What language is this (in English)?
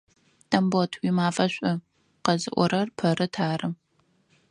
Adyghe